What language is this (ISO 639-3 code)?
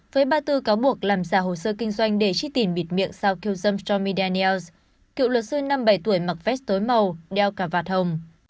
vie